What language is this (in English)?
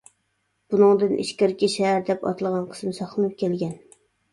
Uyghur